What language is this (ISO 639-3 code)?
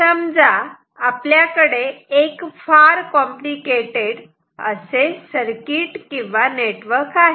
mar